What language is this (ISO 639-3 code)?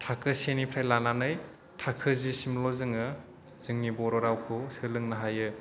brx